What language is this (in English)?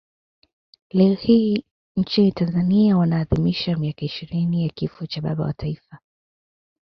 Swahili